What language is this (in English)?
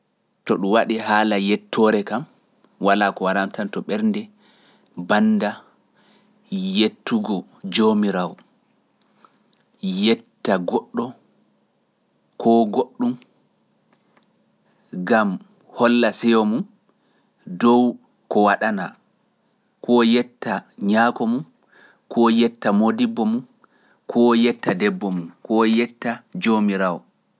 Pular